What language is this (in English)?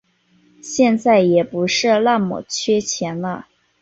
Chinese